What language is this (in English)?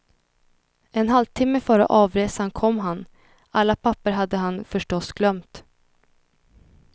Swedish